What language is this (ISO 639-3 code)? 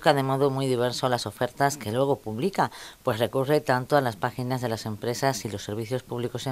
spa